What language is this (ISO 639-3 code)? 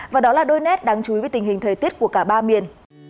vie